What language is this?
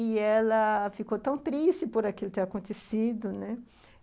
Portuguese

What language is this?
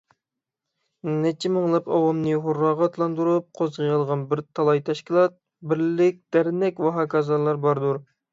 Uyghur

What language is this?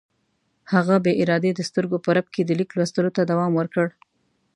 Pashto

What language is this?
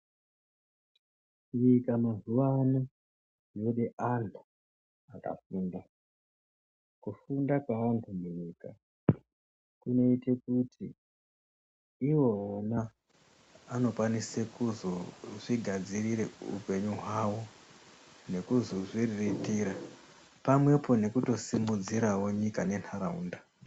Ndau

